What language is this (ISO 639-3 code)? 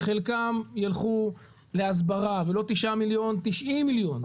heb